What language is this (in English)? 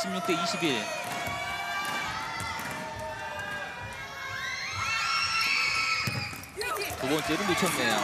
Korean